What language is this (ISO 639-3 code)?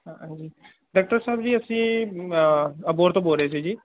pan